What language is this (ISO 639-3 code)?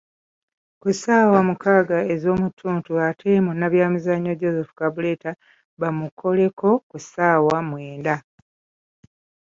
lug